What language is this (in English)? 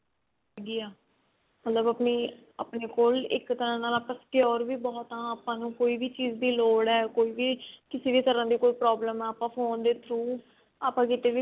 Punjabi